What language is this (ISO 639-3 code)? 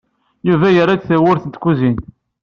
kab